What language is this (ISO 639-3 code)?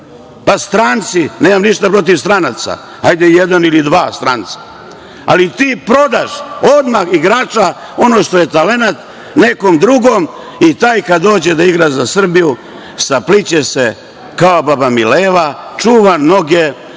srp